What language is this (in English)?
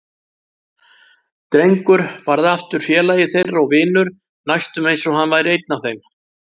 Icelandic